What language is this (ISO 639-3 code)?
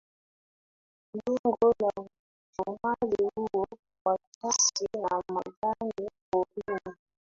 swa